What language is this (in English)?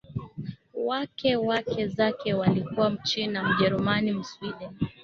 Swahili